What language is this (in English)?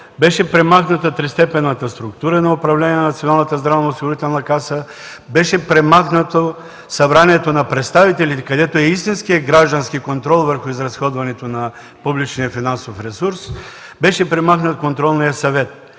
Bulgarian